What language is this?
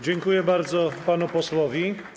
Polish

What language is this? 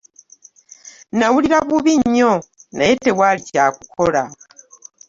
Ganda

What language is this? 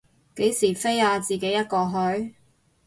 Cantonese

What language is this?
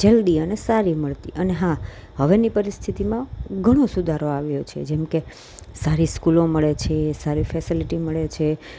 Gujarati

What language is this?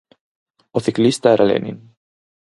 Galician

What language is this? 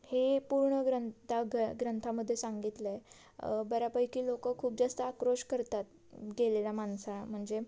Marathi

